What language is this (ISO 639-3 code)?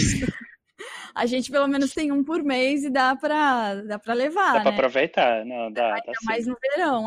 por